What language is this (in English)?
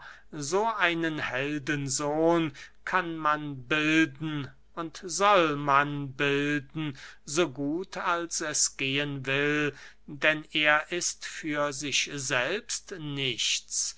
German